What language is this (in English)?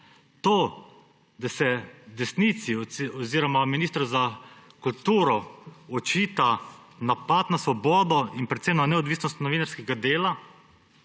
Slovenian